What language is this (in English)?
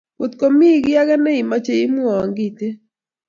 Kalenjin